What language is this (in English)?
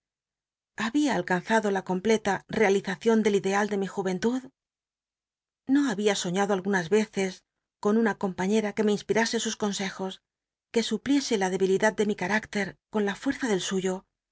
Spanish